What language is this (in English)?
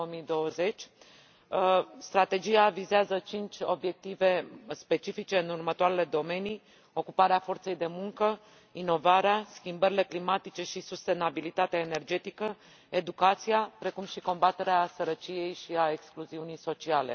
Romanian